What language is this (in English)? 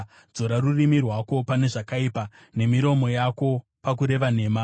Shona